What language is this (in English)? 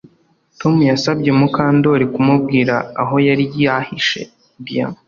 Kinyarwanda